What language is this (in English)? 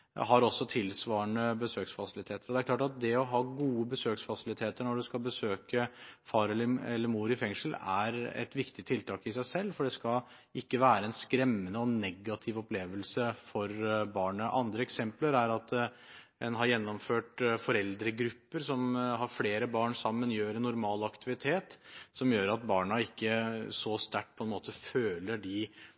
Norwegian Bokmål